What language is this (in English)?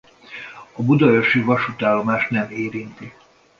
Hungarian